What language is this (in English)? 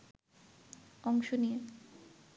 Bangla